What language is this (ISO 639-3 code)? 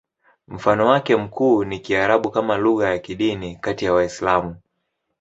swa